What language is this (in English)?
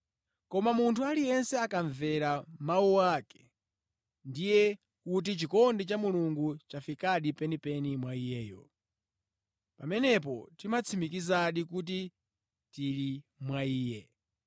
Nyanja